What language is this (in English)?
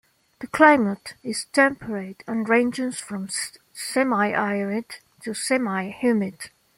English